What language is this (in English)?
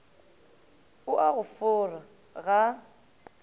Northern Sotho